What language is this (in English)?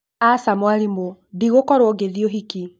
Kikuyu